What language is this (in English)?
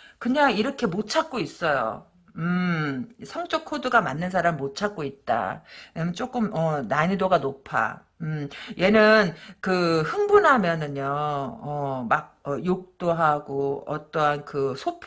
Korean